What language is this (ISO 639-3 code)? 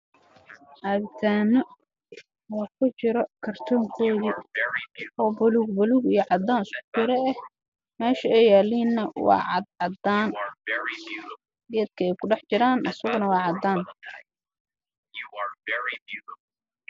som